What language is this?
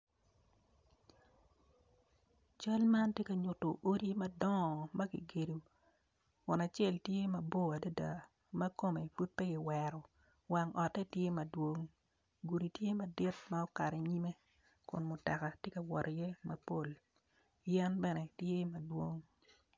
Acoli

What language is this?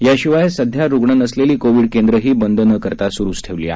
Marathi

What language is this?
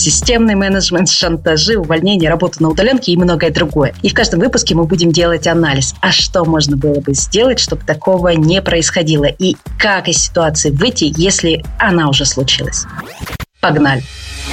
Russian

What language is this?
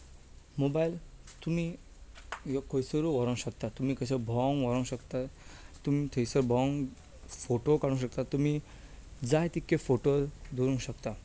Konkani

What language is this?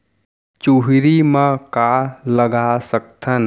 Chhattisgarhi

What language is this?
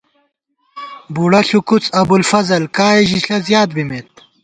Gawar-Bati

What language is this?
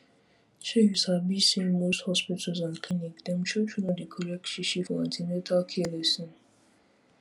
Nigerian Pidgin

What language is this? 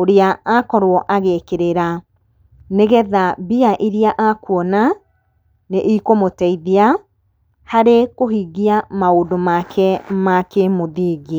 Kikuyu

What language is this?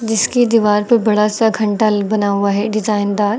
Hindi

